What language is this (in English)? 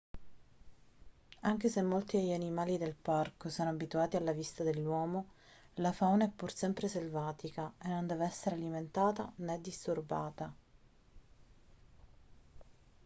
Italian